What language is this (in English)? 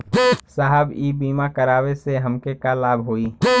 Bhojpuri